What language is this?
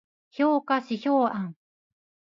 Japanese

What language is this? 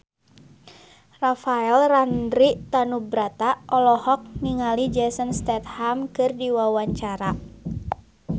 Sundanese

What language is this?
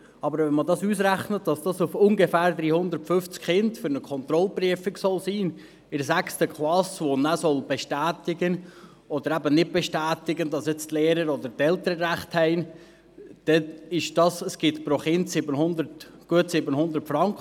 Swiss German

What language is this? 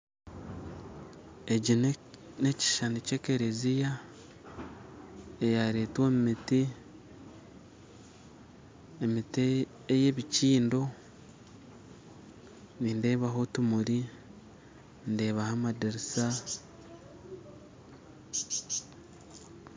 Nyankole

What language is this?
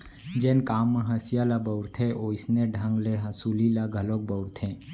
Chhattisgarhi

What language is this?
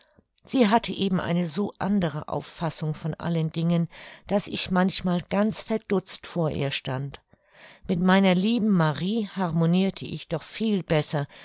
German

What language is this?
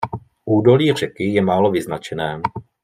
Czech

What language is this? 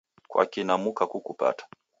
Taita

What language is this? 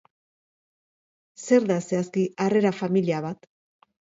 Basque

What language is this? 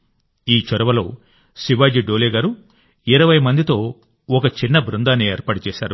Telugu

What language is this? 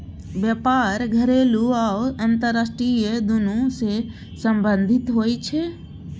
Maithili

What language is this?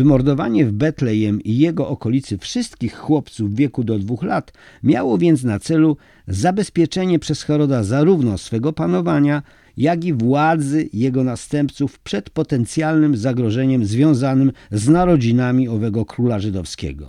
Polish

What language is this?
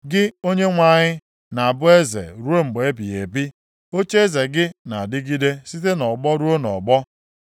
Igbo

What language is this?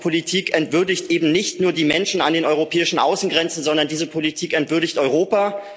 German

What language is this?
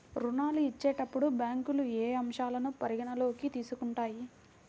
Telugu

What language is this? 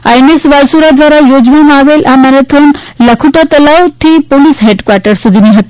Gujarati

